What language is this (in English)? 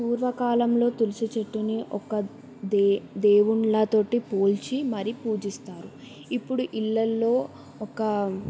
Telugu